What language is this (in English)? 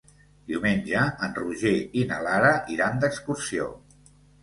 Catalan